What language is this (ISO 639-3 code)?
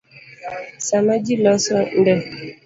luo